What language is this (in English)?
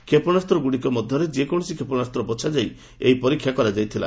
Odia